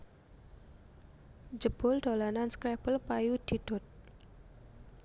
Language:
Javanese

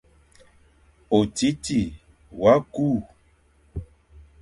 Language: Fang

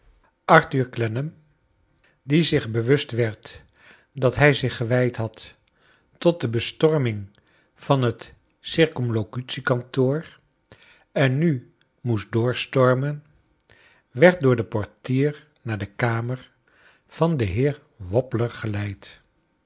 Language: Dutch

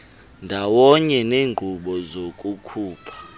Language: Xhosa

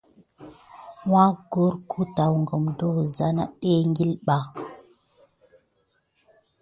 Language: Gidar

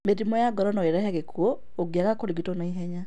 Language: Kikuyu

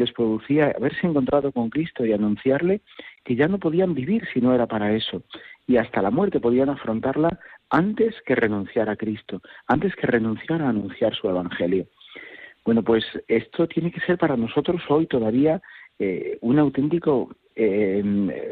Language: Spanish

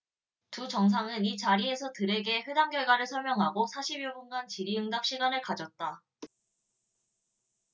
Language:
Korean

